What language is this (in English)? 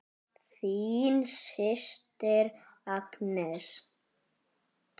Icelandic